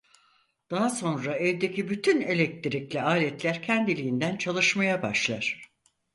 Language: Turkish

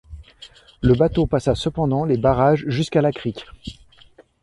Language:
French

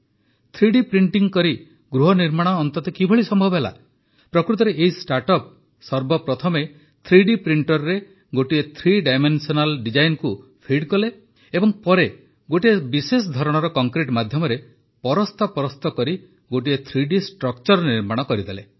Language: Odia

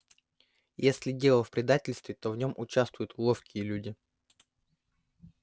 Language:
Russian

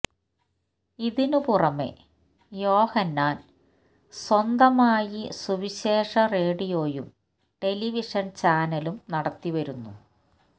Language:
Malayalam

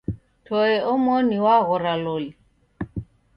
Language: Taita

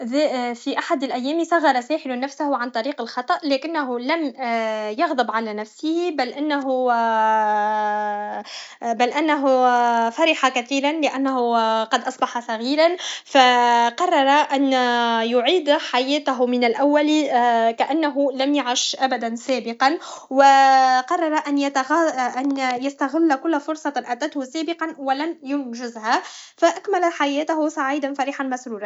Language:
Tunisian Arabic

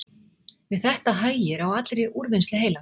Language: Icelandic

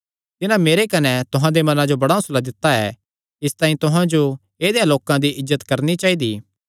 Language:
Kangri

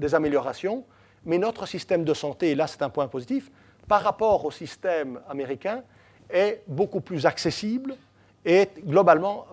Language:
French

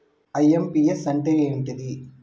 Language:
Telugu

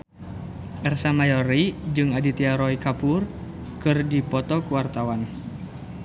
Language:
Sundanese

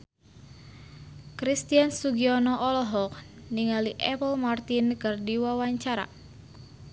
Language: Sundanese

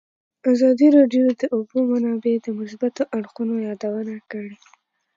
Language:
Pashto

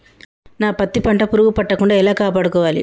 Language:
Telugu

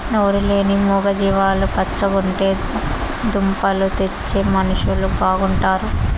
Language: Telugu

